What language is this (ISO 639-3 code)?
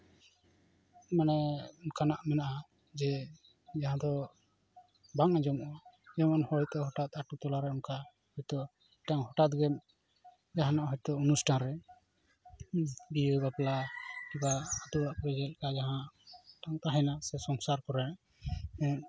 sat